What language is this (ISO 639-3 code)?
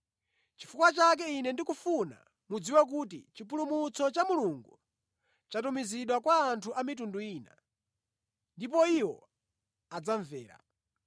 nya